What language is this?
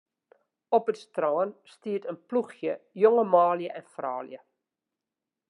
Western Frisian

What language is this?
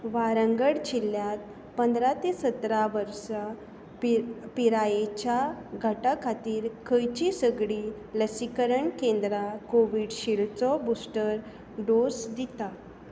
Konkani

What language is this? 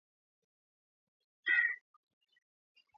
Swahili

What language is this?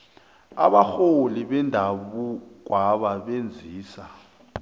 South Ndebele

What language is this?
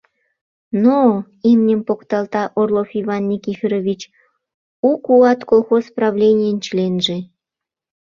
Mari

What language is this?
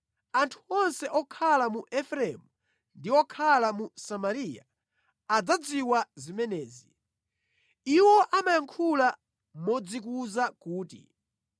Nyanja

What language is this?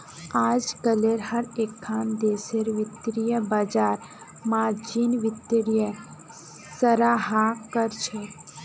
Magahi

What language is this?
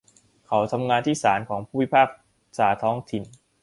Thai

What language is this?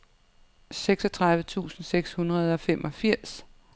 Danish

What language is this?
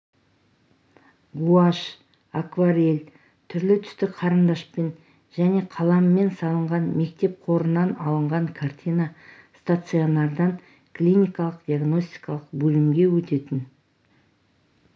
Kazakh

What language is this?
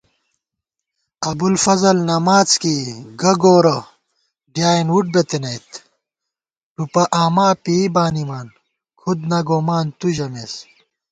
Gawar-Bati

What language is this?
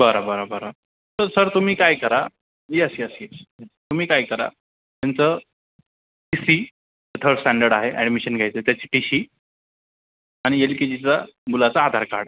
Marathi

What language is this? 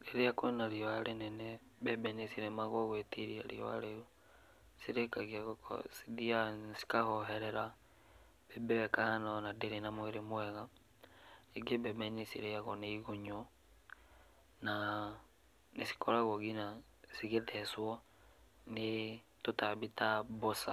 Kikuyu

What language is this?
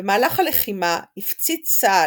Hebrew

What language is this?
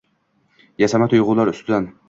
Uzbek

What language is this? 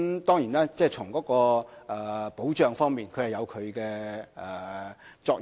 Cantonese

